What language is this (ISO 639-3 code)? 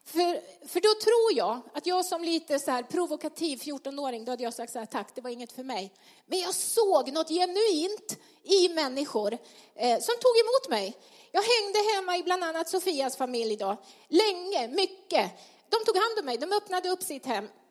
swe